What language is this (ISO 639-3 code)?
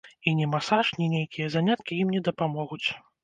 bel